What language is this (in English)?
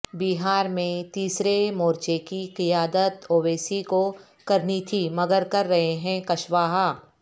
Urdu